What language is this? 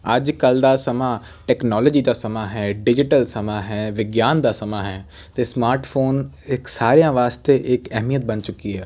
Punjabi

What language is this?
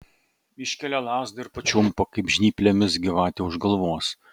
Lithuanian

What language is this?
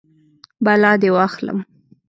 Pashto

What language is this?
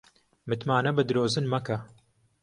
Central Kurdish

